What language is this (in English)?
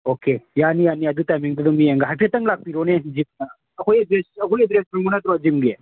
Manipuri